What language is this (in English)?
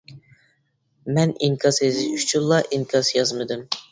Uyghur